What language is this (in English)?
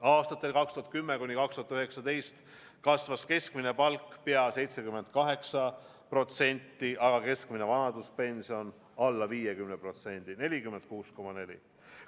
Estonian